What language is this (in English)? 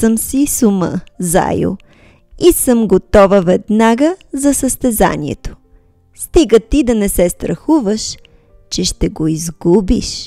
Bulgarian